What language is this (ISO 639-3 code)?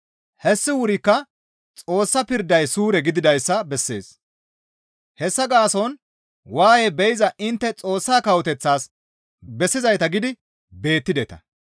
gmv